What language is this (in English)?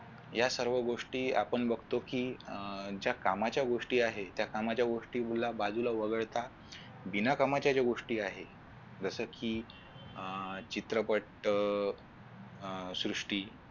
Marathi